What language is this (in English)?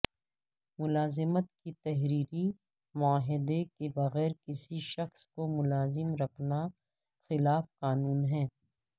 Urdu